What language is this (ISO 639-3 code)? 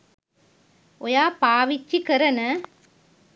sin